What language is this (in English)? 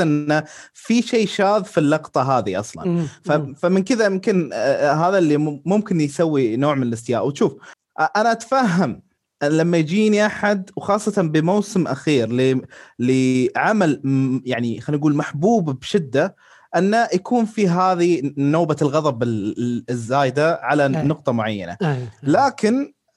Arabic